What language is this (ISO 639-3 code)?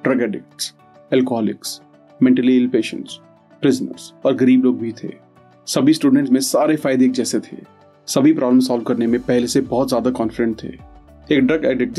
hin